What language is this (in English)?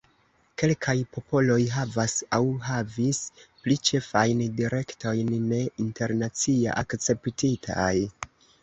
Esperanto